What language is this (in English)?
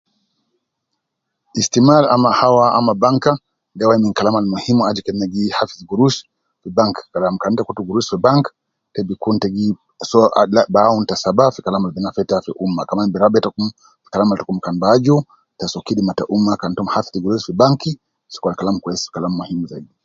Nubi